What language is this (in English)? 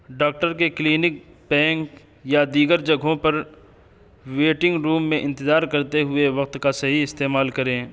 Urdu